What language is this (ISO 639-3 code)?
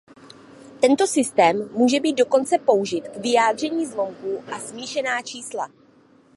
ces